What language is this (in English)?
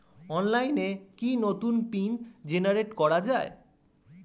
Bangla